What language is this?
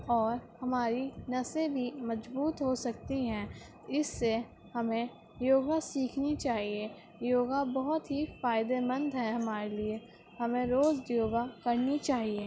Urdu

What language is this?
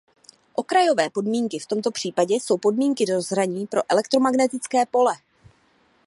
Czech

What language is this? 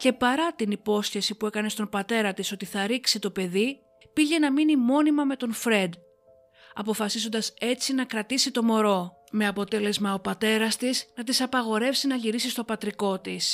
Greek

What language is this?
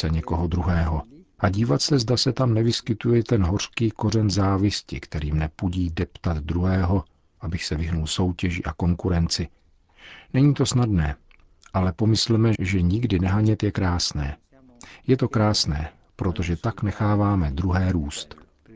Czech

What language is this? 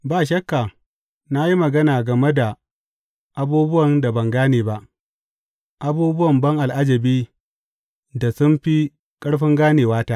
Hausa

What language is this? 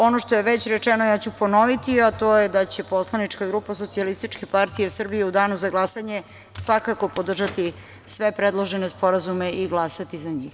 Serbian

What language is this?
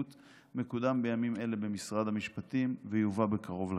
Hebrew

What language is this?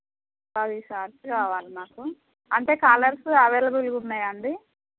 Telugu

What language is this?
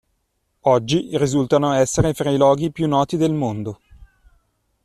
Italian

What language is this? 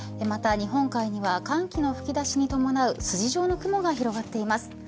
Japanese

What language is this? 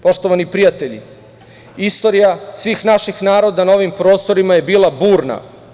Serbian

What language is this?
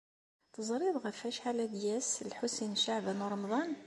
Kabyle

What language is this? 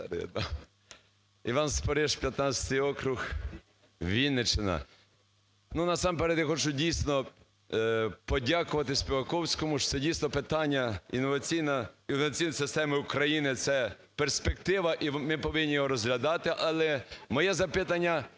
Ukrainian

